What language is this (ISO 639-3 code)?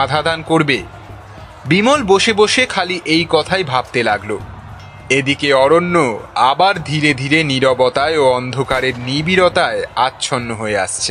ben